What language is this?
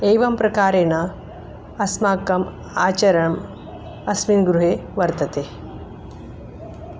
Sanskrit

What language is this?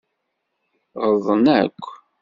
Kabyle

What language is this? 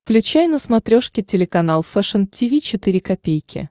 Russian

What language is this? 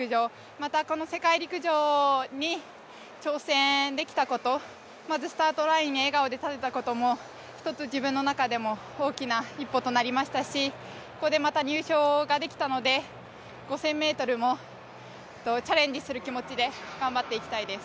Japanese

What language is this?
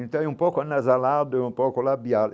Portuguese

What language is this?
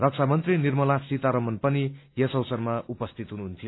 Nepali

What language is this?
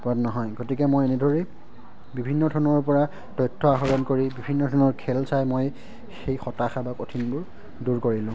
Assamese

